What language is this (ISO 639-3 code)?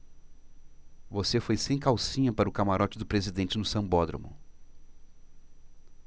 por